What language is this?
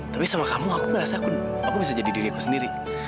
Indonesian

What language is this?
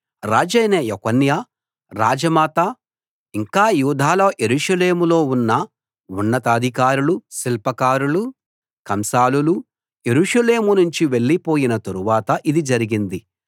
Telugu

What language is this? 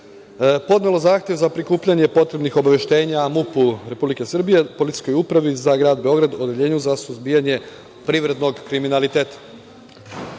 Serbian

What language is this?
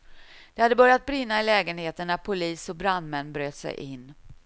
Swedish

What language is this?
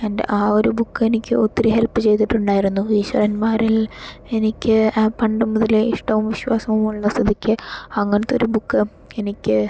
Malayalam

